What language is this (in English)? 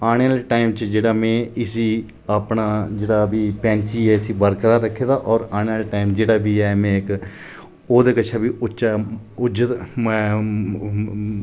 Dogri